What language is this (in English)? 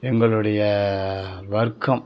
Tamil